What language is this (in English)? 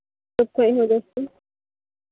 Santali